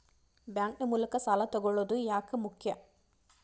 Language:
Kannada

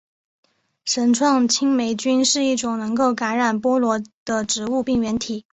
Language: Chinese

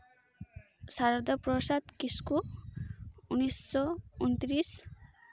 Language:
Santali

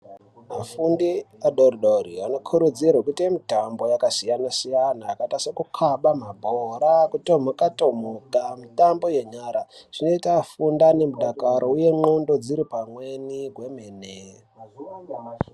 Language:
Ndau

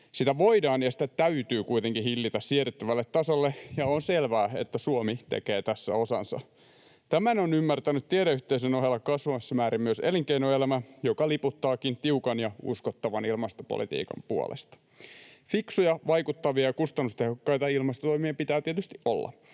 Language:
Finnish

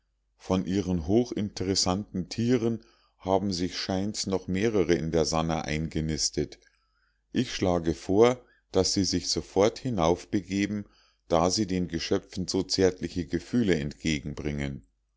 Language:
German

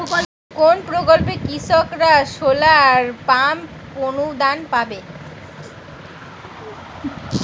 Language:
Bangla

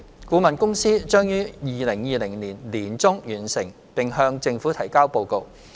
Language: Cantonese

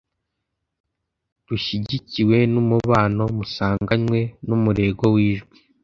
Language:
Kinyarwanda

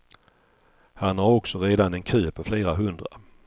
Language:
Swedish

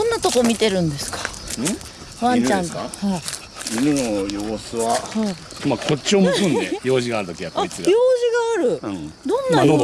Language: Japanese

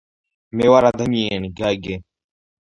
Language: Georgian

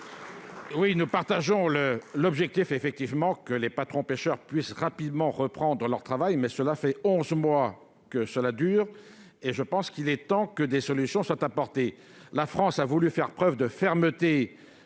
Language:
French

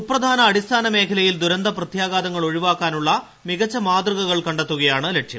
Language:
Malayalam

